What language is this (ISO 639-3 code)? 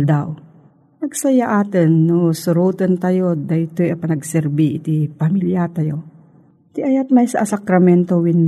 fil